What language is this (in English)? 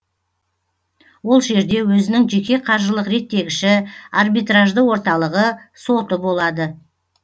Kazakh